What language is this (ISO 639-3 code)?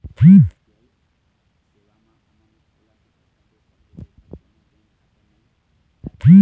hne